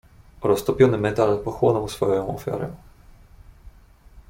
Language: Polish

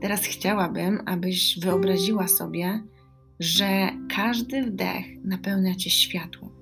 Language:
Polish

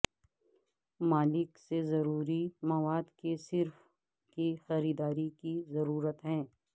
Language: Urdu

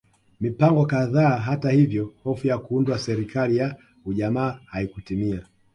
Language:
Swahili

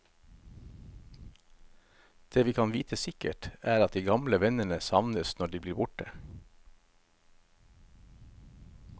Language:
Norwegian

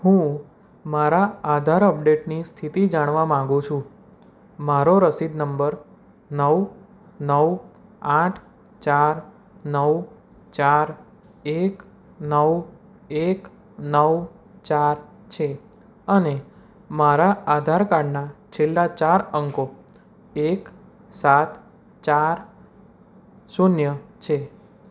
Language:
Gujarati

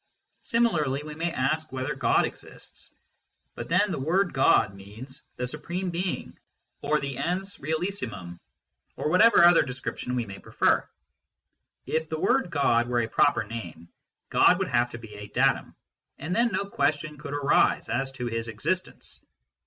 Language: English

